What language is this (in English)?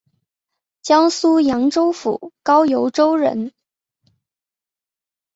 Chinese